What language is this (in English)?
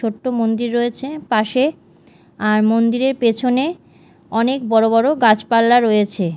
Bangla